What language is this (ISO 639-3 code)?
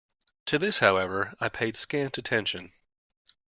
eng